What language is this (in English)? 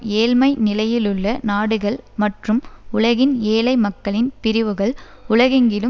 Tamil